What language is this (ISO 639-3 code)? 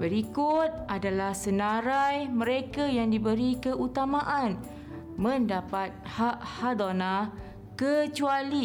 msa